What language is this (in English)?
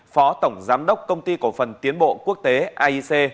Vietnamese